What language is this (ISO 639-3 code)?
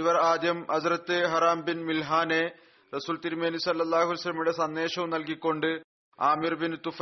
mal